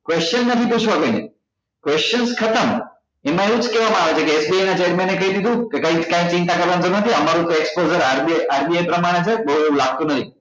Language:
Gujarati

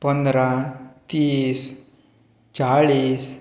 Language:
Konkani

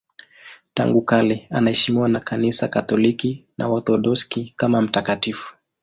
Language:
Swahili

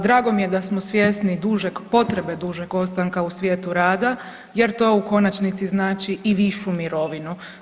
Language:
Croatian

